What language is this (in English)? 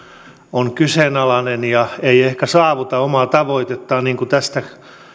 Finnish